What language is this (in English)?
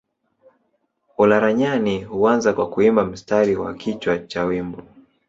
Swahili